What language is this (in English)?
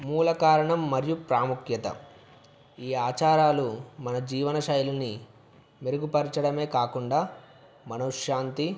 Telugu